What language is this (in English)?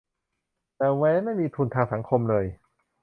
Thai